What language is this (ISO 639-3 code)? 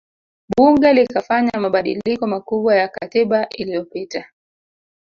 swa